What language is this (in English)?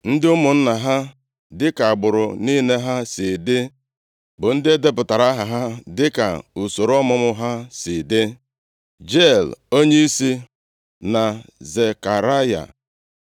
Igbo